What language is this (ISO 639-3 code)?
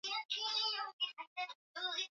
swa